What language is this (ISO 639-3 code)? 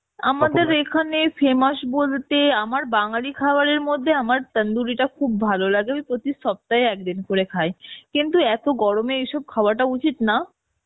ben